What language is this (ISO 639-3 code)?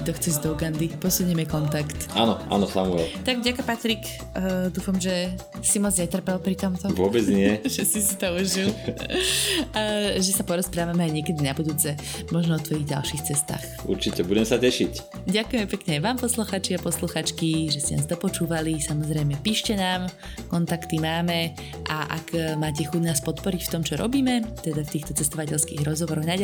slk